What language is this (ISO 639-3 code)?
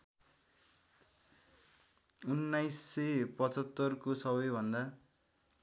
nep